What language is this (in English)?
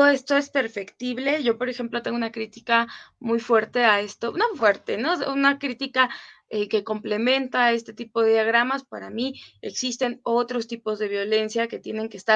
Spanish